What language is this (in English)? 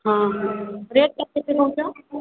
Odia